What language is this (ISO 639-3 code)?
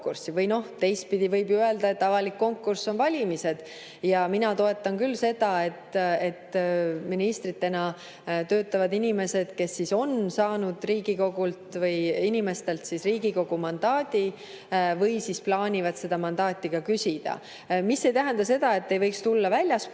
est